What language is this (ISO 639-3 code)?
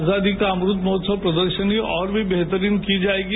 mar